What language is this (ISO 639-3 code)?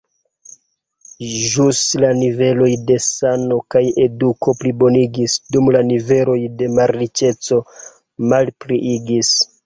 epo